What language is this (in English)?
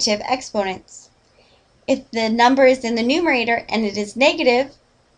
English